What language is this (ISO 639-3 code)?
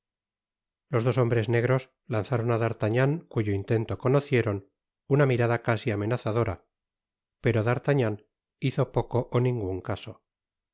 spa